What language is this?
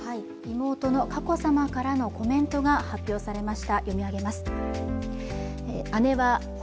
Japanese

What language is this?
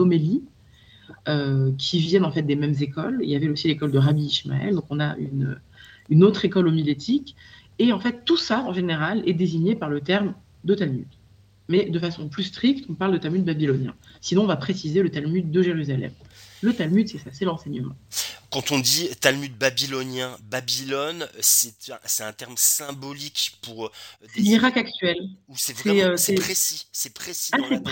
French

